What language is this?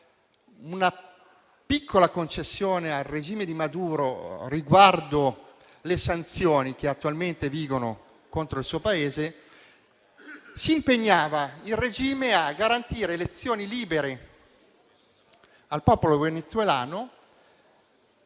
Italian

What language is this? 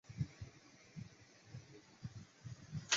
Chinese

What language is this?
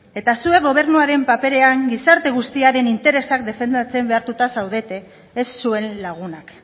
Basque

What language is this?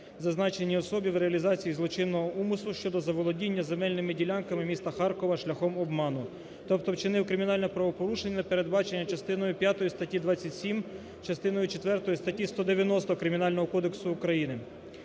Ukrainian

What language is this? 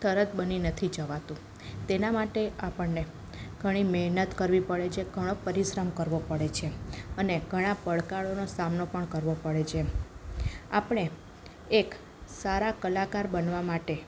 Gujarati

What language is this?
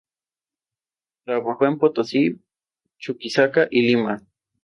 Spanish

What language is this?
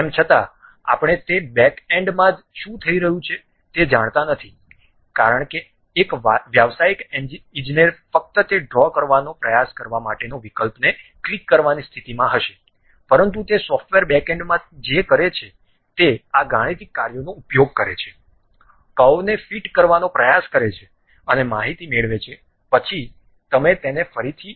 Gujarati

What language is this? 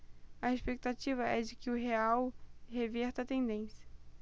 Portuguese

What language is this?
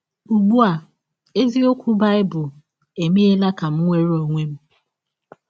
Igbo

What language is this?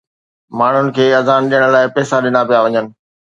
Sindhi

